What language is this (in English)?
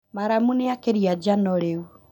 Kikuyu